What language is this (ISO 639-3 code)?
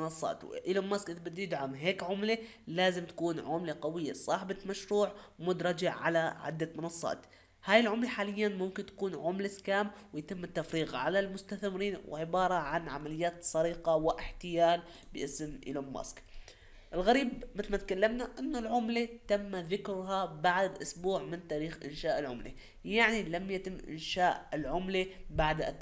ara